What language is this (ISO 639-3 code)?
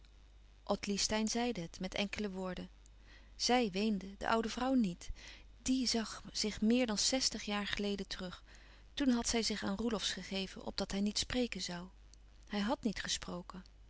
nld